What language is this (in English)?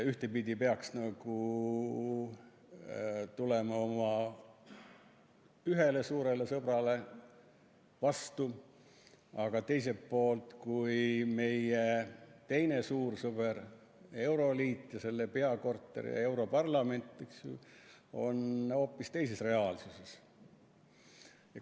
Estonian